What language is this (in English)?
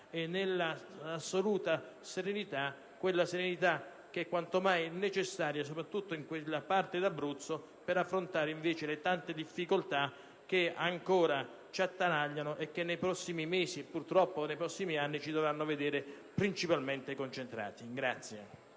Italian